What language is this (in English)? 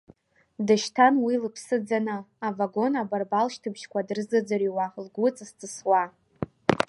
Abkhazian